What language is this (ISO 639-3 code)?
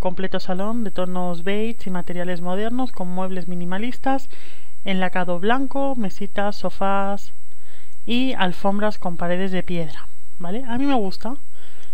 spa